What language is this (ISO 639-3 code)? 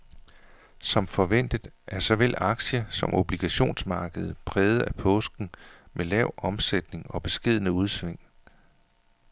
dan